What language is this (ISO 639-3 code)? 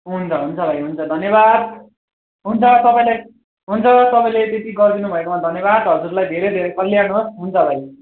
nep